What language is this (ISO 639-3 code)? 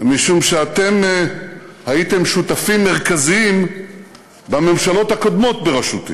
heb